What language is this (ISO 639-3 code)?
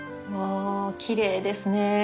jpn